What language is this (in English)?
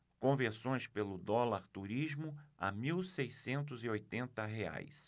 Portuguese